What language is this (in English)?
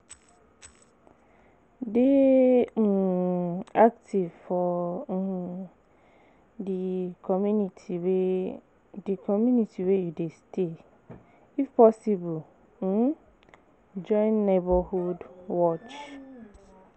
Nigerian Pidgin